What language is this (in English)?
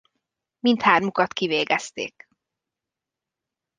Hungarian